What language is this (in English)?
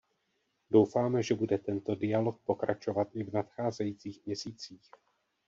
Czech